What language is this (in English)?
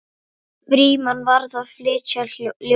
Icelandic